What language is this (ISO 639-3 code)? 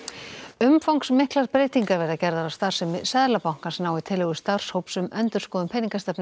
isl